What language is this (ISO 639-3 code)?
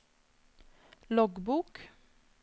nor